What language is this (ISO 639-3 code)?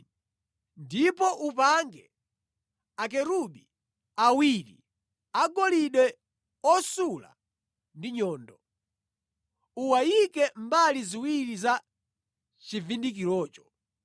nya